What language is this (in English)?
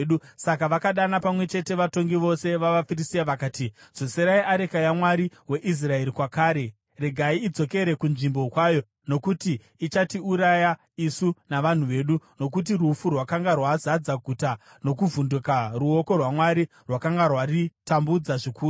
Shona